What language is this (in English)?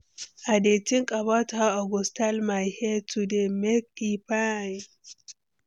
Nigerian Pidgin